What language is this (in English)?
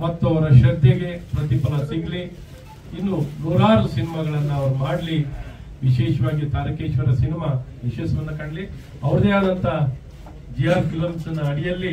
Kannada